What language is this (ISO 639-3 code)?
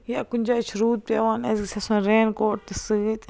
kas